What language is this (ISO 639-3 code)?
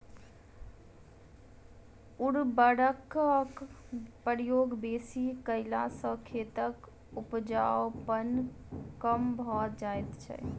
mai